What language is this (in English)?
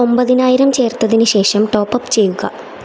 Malayalam